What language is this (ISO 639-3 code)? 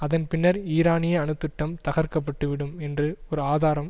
tam